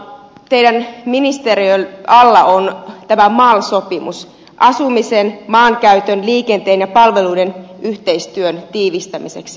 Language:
Finnish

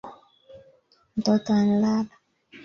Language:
Swahili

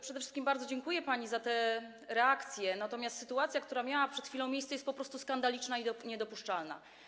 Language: Polish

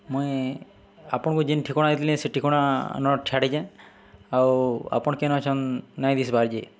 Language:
Odia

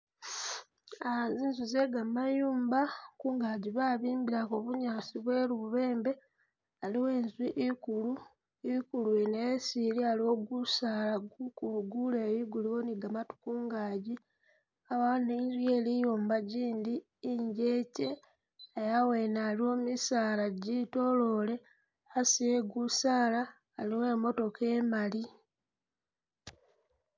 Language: Masaaba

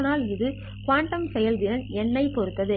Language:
Tamil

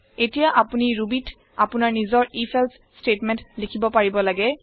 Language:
Assamese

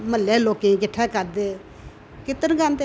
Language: Dogri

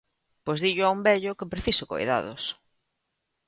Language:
Galician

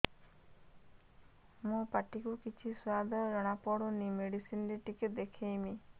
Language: Odia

